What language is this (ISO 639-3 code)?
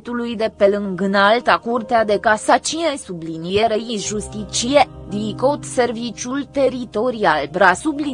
ron